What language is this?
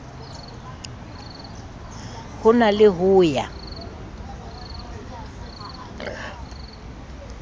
Southern Sotho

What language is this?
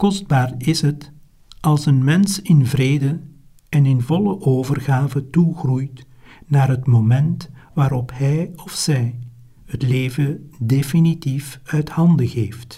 Dutch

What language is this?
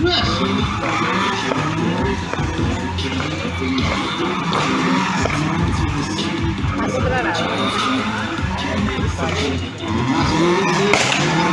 Indonesian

